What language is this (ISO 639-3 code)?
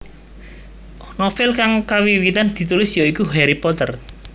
jav